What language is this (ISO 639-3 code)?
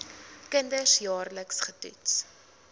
afr